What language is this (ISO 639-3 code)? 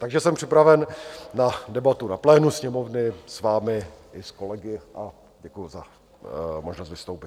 ces